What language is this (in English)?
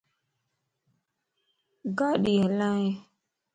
Lasi